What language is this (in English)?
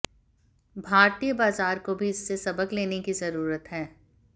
Hindi